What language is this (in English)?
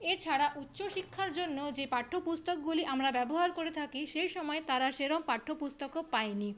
Bangla